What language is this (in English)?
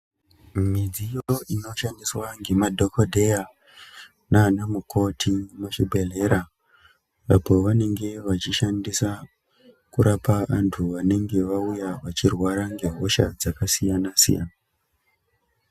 Ndau